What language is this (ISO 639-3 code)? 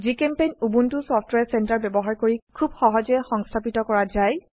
asm